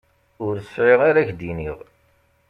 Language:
Kabyle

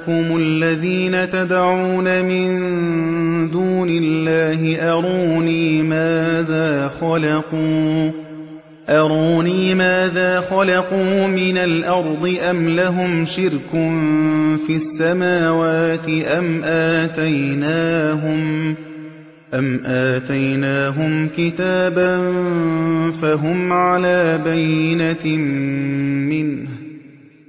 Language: Arabic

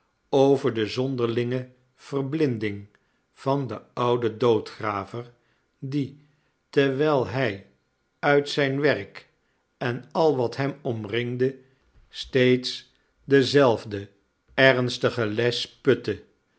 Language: Dutch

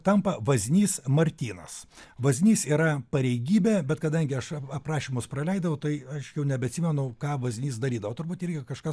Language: Lithuanian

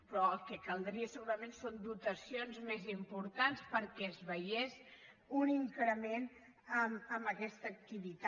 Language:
Catalan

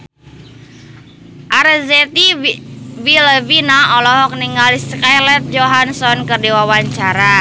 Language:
Sundanese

